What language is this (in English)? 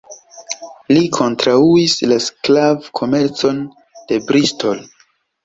Esperanto